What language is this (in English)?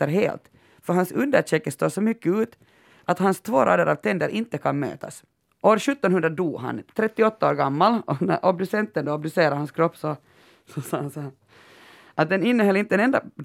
Swedish